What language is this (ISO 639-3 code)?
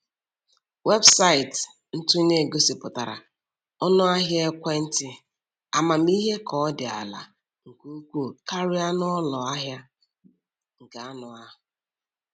ibo